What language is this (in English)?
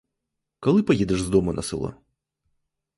Ukrainian